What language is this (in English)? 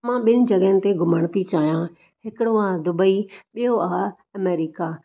Sindhi